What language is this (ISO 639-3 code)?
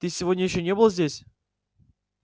rus